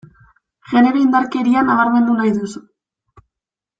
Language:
Basque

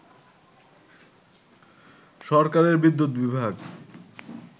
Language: Bangla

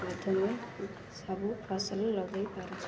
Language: Odia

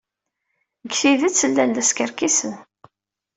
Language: Kabyle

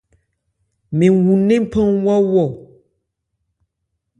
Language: Ebrié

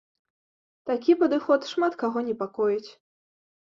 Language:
Belarusian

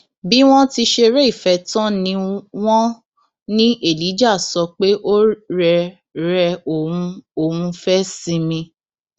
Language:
Yoruba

